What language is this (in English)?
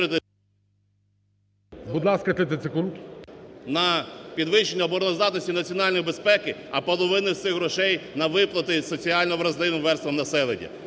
Ukrainian